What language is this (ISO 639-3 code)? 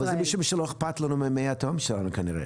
heb